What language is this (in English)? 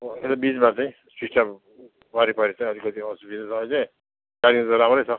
Nepali